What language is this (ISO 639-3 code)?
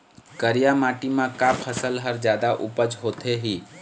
hne